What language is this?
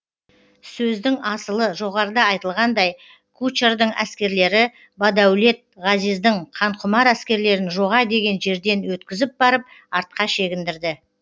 Kazakh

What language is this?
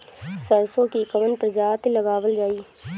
Bhojpuri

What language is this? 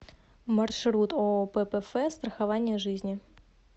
Russian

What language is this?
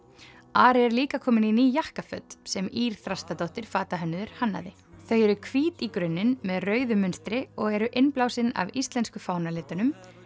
Icelandic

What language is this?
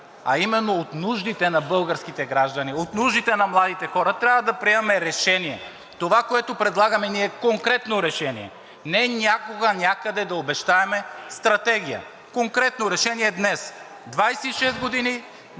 Bulgarian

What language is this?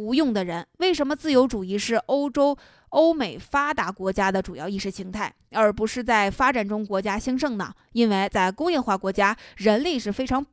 Chinese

